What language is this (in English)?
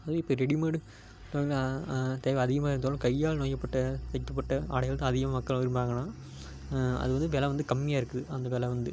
Tamil